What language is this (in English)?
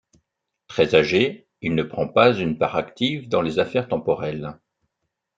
French